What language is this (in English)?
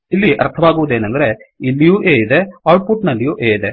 Kannada